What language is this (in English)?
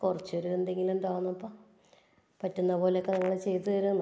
Malayalam